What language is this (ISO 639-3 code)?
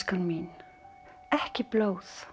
isl